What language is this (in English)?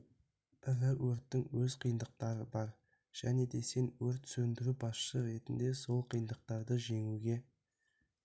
Kazakh